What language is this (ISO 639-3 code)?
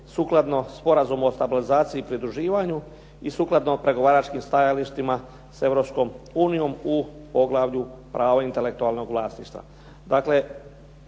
hrv